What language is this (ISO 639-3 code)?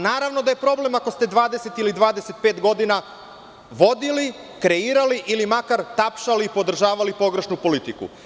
srp